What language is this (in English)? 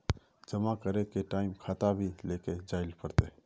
Magahi